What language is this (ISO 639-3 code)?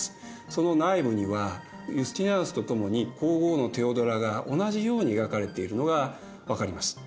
jpn